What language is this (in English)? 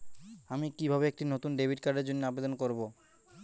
Bangla